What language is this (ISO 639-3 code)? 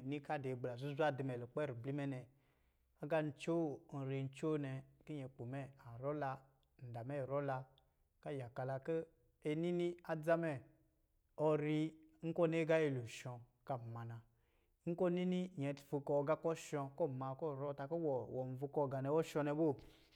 mgi